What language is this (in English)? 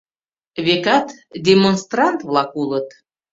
Mari